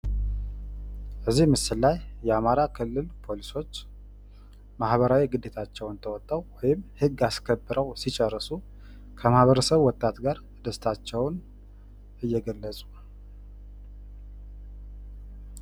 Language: Amharic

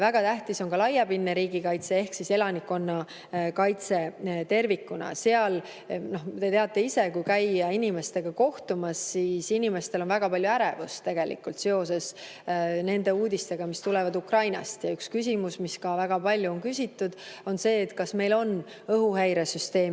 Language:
Estonian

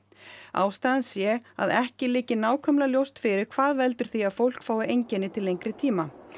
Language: Icelandic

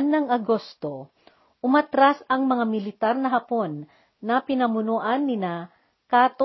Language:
Filipino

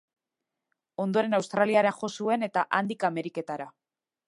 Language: Basque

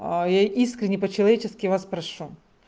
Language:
Russian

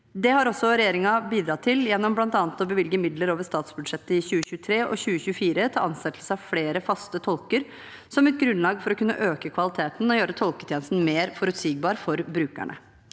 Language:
Norwegian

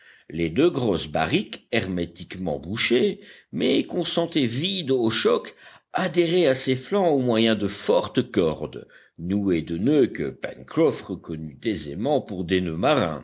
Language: French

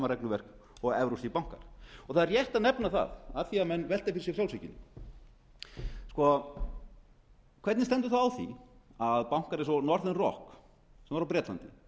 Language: Icelandic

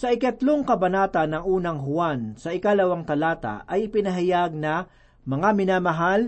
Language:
Filipino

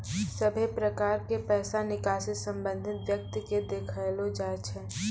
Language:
Maithili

